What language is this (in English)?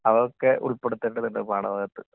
Malayalam